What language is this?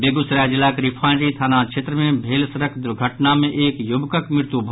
Maithili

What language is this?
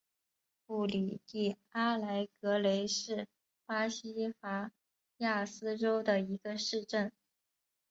Chinese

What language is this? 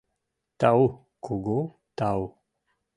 Mari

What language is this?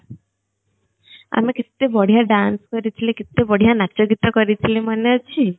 Odia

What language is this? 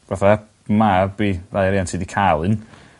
Welsh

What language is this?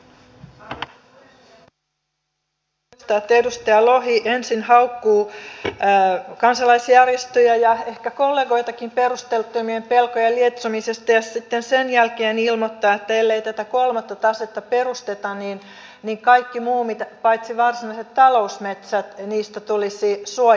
Finnish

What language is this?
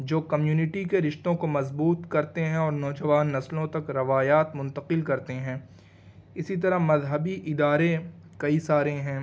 Urdu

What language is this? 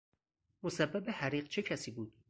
Persian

